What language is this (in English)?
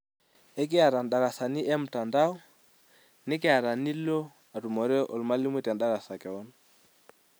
Masai